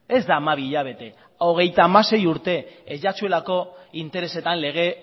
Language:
Basque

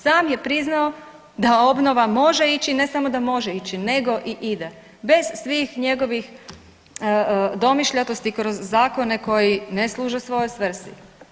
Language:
Croatian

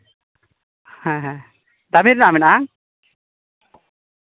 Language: Santali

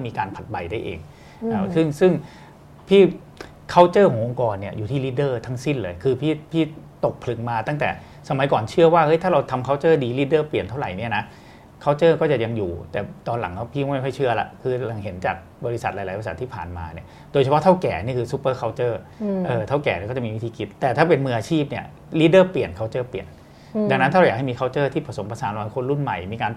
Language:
Thai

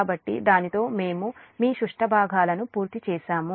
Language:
Telugu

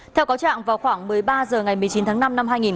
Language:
Vietnamese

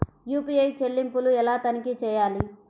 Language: Telugu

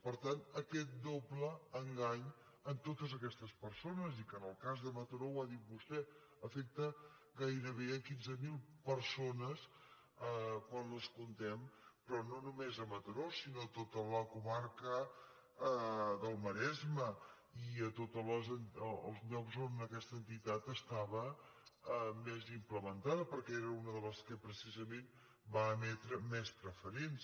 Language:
Catalan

